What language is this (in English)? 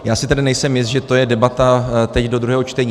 Czech